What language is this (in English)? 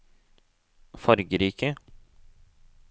Norwegian